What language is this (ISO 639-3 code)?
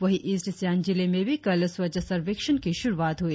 hin